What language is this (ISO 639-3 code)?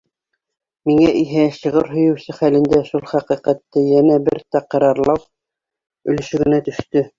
bak